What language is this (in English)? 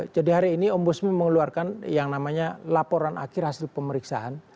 Indonesian